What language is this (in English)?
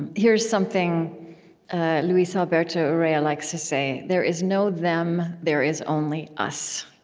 English